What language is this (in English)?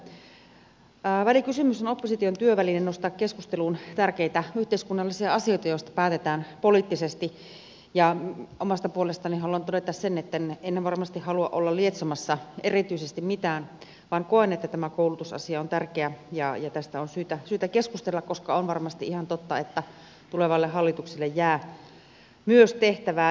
Finnish